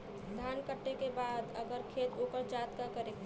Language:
Bhojpuri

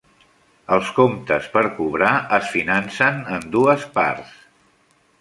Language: Catalan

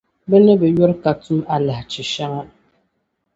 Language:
Dagbani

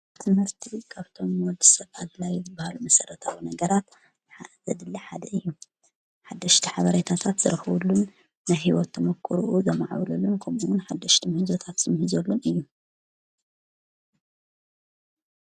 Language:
Tigrinya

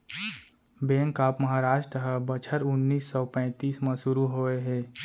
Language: Chhattisgarhi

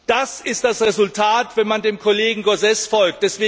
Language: German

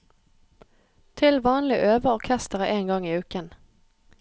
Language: Norwegian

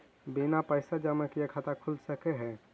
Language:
Magahi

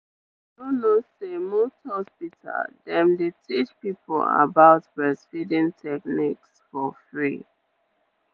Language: Nigerian Pidgin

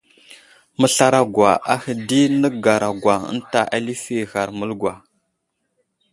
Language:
Wuzlam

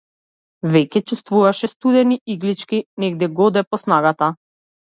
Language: Macedonian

